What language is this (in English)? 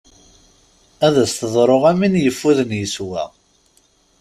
Kabyle